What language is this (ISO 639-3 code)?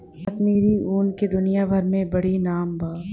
bho